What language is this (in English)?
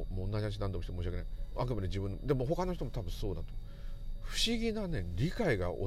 Japanese